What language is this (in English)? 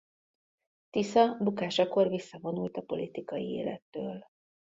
Hungarian